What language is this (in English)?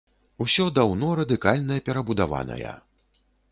Belarusian